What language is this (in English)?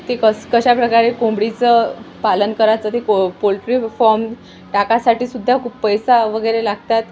Marathi